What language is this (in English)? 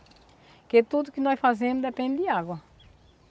Portuguese